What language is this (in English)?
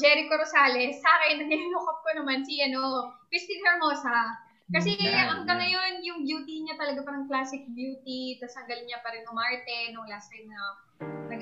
Filipino